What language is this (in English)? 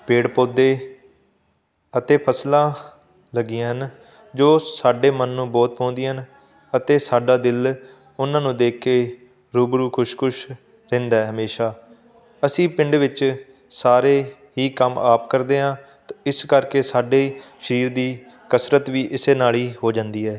Punjabi